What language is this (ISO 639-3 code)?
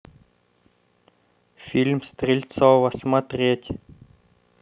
rus